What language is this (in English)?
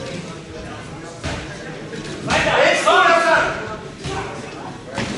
German